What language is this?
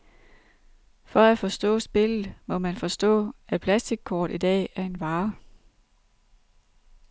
Danish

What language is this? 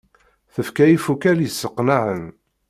Kabyle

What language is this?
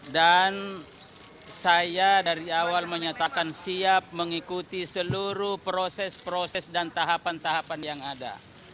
Indonesian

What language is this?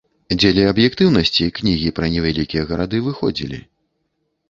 Belarusian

